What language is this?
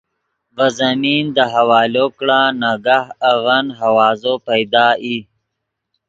Yidgha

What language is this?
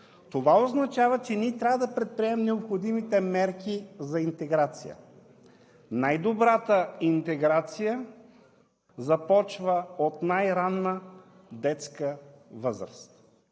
Bulgarian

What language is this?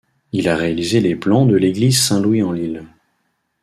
French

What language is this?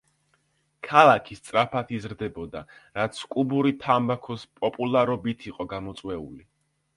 Georgian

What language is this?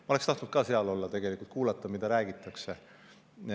Estonian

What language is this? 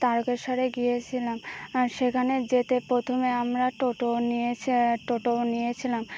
Bangla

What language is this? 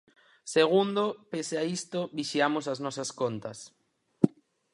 Galician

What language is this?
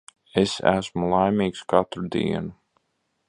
Latvian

